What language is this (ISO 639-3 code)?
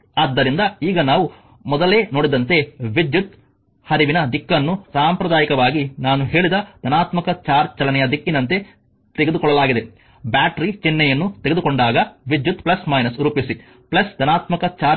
kan